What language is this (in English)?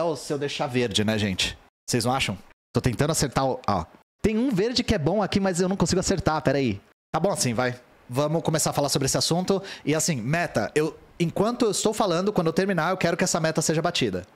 Portuguese